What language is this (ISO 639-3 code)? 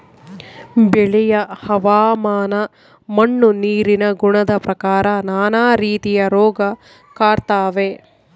kan